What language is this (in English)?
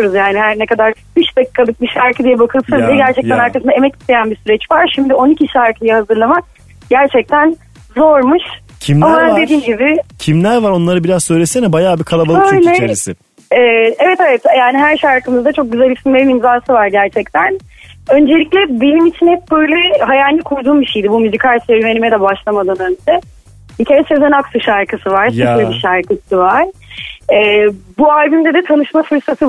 Turkish